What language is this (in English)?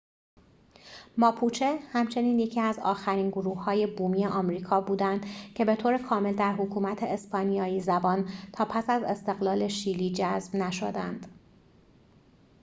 Persian